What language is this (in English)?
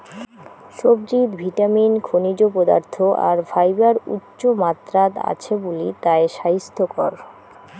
Bangla